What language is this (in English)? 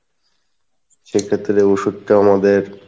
Bangla